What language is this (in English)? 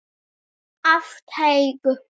Icelandic